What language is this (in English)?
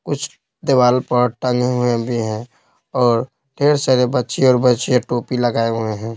Hindi